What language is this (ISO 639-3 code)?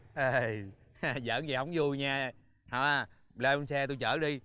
vie